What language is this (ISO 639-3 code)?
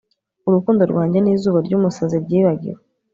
kin